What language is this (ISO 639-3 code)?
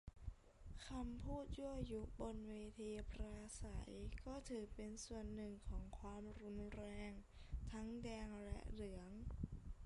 tha